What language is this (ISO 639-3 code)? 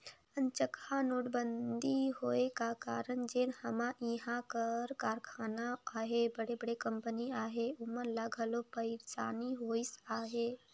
hne